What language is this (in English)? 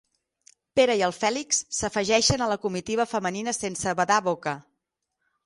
Catalan